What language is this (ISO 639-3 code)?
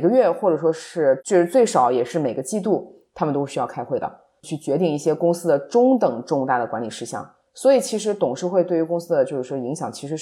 zho